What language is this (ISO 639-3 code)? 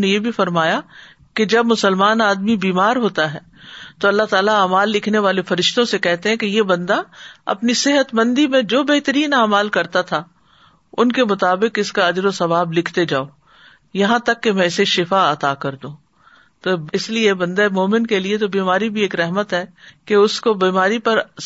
urd